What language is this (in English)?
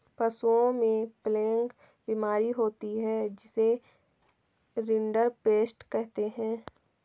Hindi